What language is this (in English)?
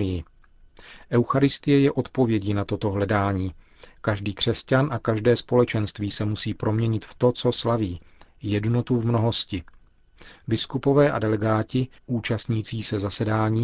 Czech